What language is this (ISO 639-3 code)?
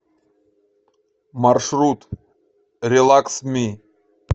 rus